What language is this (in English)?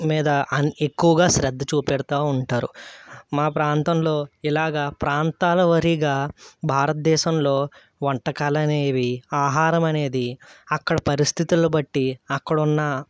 Telugu